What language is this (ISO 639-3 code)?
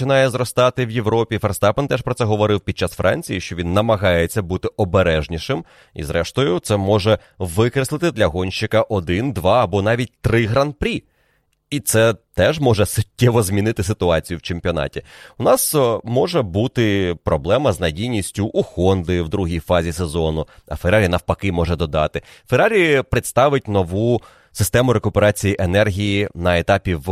ukr